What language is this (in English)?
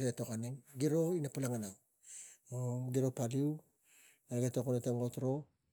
Tigak